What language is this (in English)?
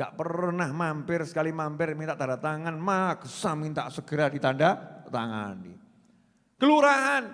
Indonesian